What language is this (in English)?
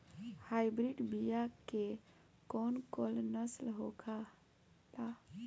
Bhojpuri